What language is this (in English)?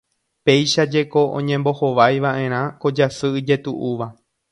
Guarani